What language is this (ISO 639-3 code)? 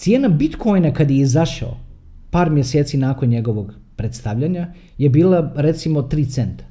hrv